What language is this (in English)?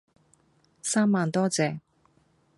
Cantonese